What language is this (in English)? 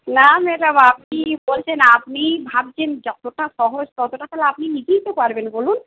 Bangla